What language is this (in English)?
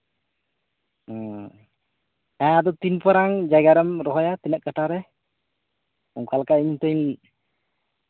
Santali